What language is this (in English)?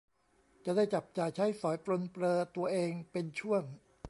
Thai